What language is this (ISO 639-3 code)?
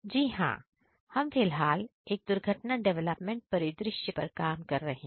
hin